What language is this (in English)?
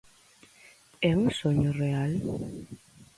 Galician